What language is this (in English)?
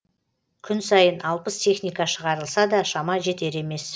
Kazakh